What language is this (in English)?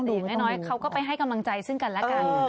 Thai